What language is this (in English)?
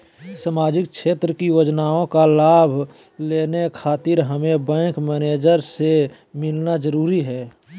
Magahi